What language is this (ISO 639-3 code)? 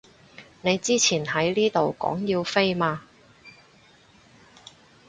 yue